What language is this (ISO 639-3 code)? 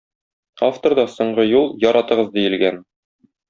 tat